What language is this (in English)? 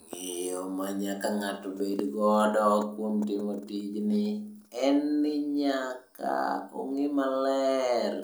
Luo (Kenya and Tanzania)